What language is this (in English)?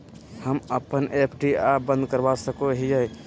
Magahi